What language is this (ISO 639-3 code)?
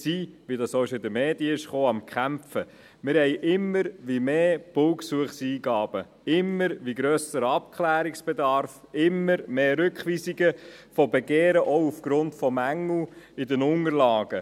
gsw